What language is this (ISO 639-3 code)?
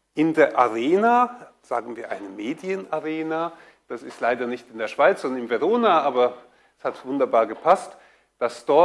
deu